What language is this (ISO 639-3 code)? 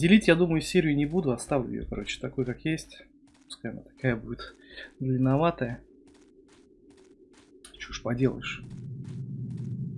rus